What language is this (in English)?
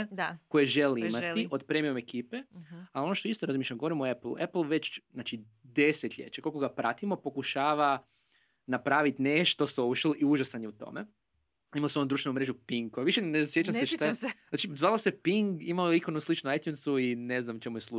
Croatian